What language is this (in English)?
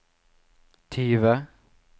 Norwegian